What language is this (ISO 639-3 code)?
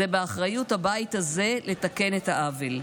heb